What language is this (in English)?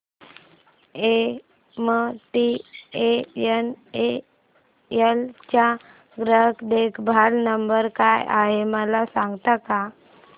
Marathi